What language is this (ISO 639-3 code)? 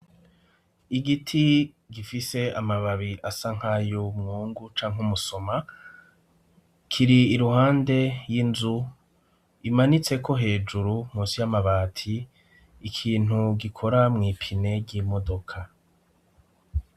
run